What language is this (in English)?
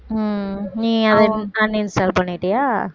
Tamil